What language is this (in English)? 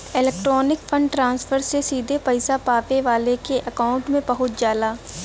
Bhojpuri